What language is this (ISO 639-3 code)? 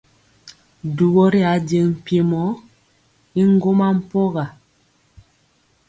mcx